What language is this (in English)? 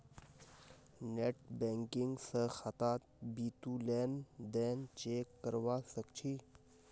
Magahi